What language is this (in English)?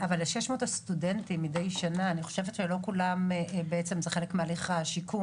Hebrew